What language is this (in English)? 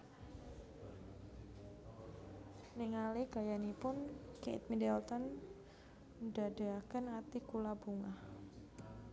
Javanese